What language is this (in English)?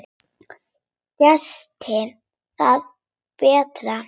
Icelandic